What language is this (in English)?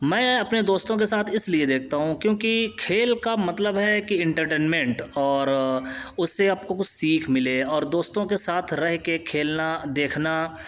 Urdu